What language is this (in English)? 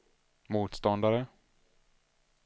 Swedish